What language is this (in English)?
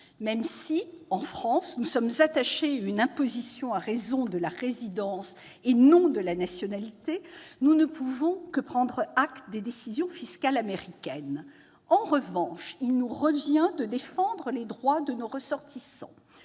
French